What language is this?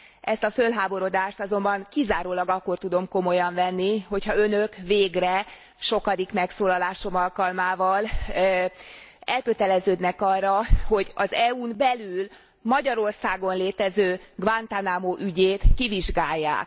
Hungarian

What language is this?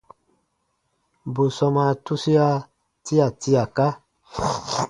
Baatonum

